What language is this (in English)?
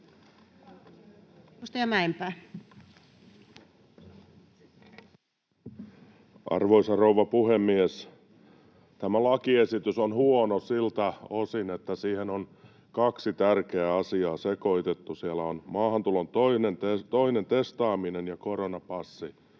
Finnish